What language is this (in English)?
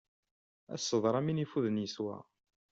Kabyle